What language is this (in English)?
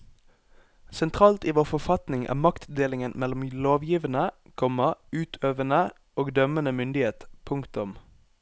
Norwegian